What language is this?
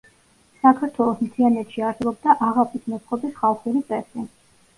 Georgian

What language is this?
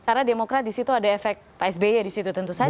Indonesian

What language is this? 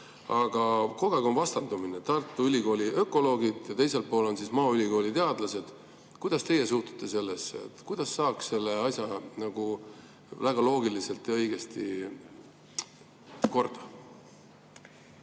Estonian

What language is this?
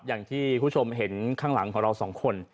Thai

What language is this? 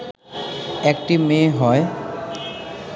Bangla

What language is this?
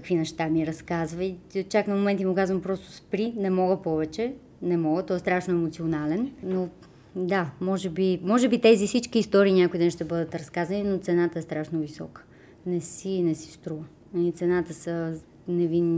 Bulgarian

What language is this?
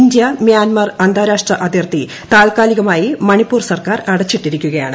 Malayalam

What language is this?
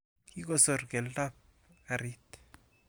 Kalenjin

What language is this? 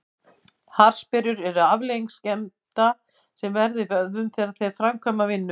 Icelandic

